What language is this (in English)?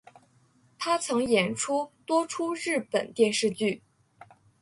Chinese